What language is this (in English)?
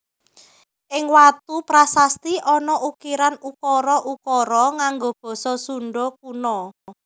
Javanese